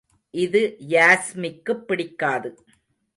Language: Tamil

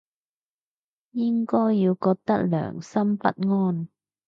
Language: Cantonese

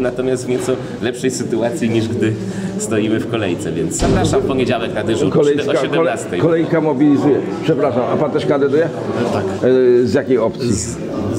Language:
Polish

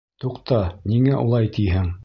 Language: Bashkir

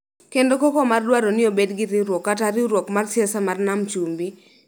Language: Luo (Kenya and Tanzania)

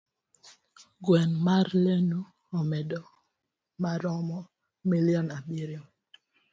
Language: Luo (Kenya and Tanzania)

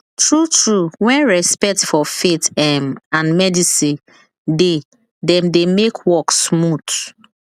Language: Nigerian Pidgin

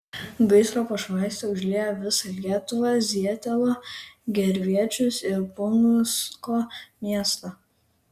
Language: Lithuanian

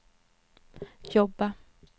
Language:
Swedish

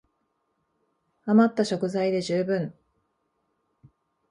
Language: Japanese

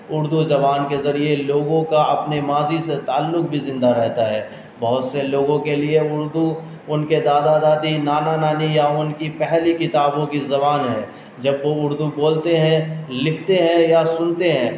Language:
Urdu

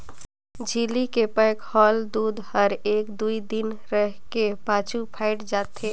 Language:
Chhattisgarhi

